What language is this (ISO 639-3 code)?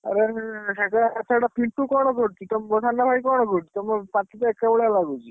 ori